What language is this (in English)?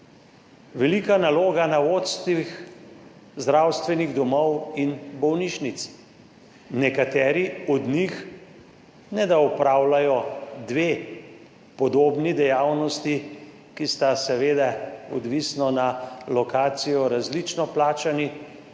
Slovenian